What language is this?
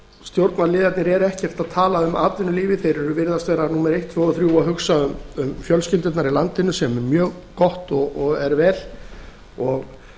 Icelandic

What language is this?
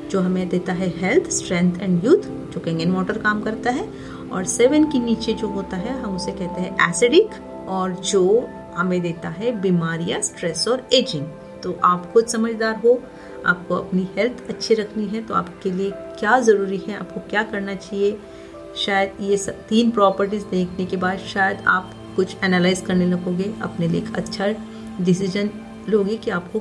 Hindi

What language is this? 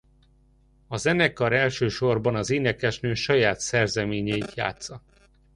Hungarian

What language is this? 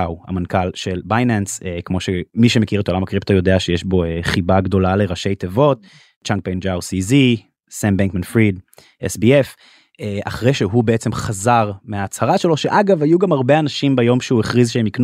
Hebrew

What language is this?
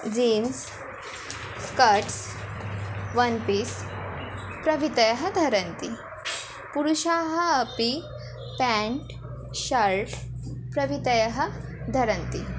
Sanskrit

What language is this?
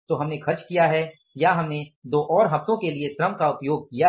Hindi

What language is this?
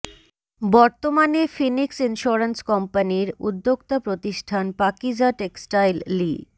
Bangla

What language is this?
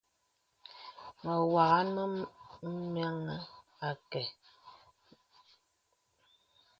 Bebele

